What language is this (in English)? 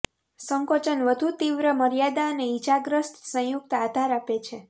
Gujarati